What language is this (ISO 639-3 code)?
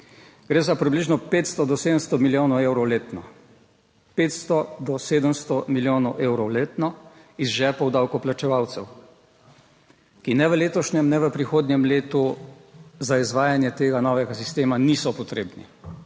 slv